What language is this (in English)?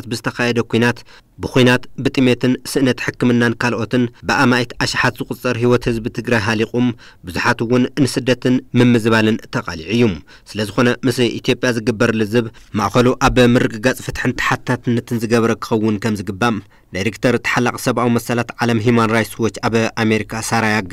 Arabic